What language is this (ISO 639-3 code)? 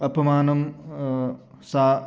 san